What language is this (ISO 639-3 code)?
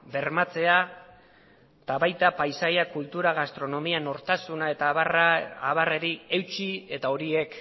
eus